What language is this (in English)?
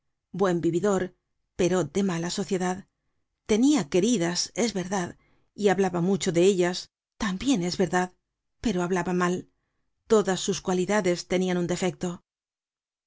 Spanish